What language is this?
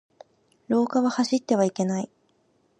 Japanese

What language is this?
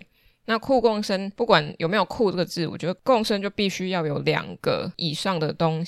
Chinese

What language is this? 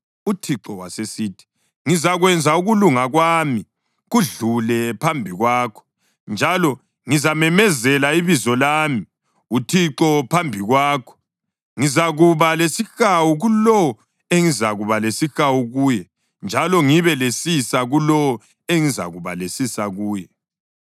North Ndebele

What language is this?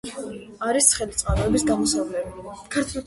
Georgian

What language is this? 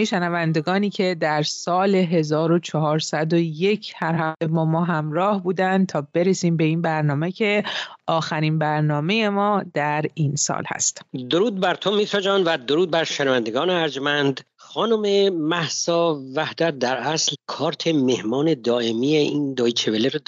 Persian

